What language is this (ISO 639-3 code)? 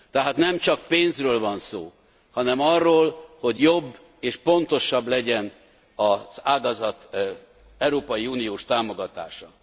hun